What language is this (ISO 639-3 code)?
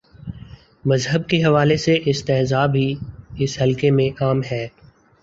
urd